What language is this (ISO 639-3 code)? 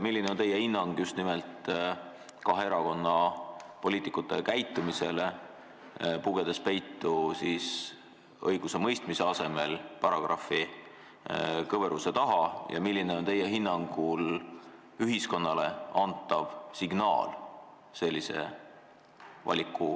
est